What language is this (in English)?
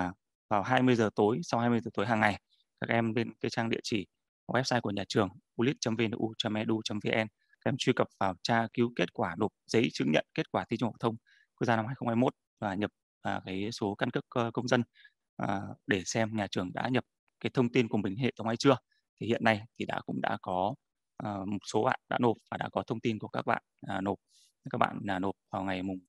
Vietnamese